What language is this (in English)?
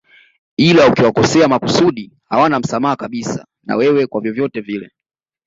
Swahili